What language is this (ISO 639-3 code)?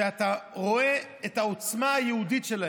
heb